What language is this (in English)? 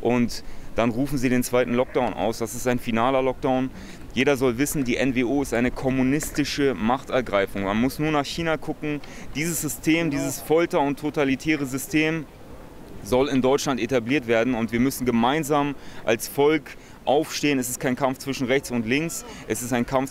German